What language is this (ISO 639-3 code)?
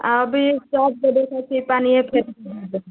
mai